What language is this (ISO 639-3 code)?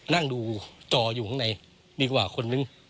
tha